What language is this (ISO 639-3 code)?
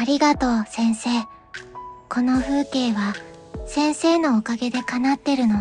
jpn